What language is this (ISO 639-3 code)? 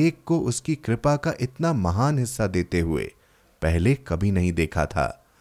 hin